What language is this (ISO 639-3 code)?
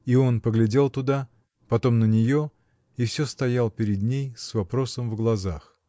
rus